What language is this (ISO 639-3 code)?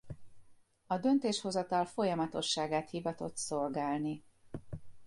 hun